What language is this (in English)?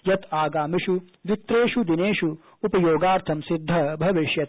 Sanskrit